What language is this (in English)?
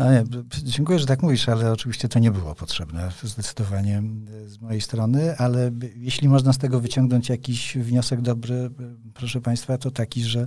Polish